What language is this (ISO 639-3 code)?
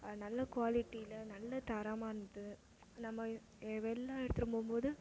tam